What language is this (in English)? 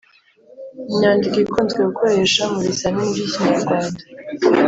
Kinyarwanda